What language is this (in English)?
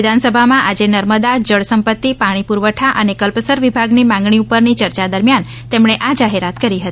Gujarati